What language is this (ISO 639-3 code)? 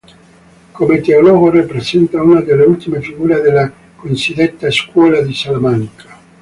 ita